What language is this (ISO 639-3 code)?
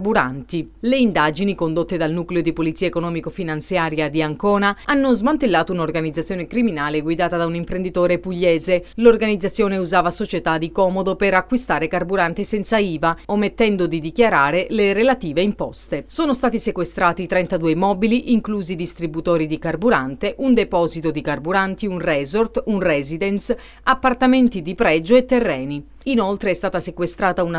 ita